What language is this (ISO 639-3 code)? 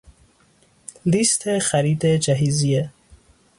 fas